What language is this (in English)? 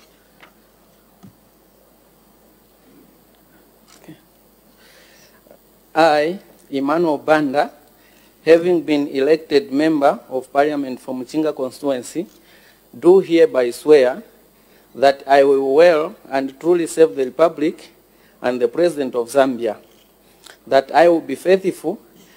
English